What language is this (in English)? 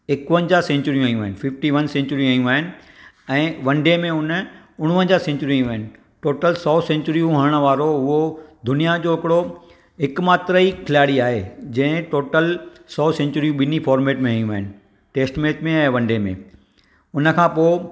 Sindhi